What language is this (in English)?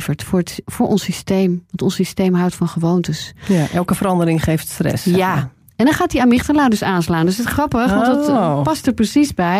Dutch